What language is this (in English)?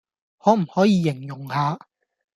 Cantonese